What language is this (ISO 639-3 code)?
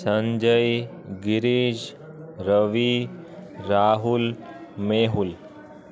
snd